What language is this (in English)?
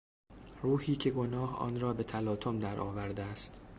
Persian